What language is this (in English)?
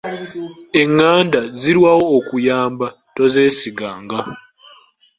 Ganda